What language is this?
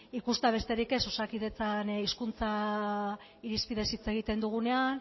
Basque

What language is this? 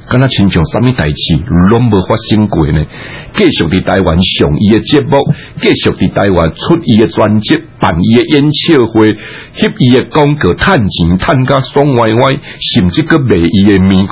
Chinese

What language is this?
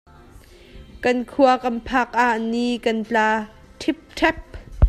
Hakha Chin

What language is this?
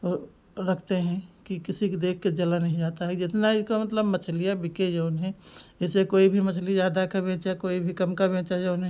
Hindi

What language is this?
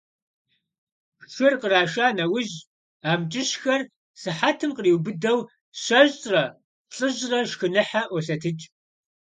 Kabardian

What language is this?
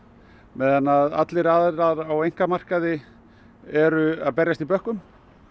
Icelandic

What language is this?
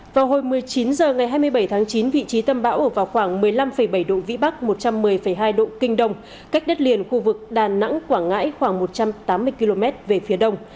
Vietnamese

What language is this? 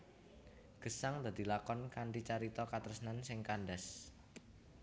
Javanese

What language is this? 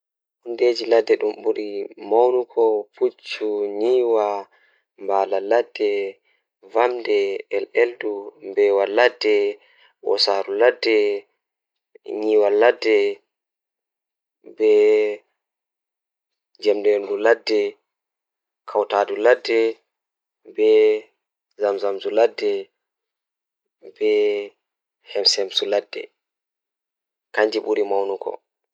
Fula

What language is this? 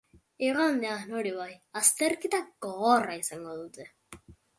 Basque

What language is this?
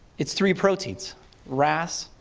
English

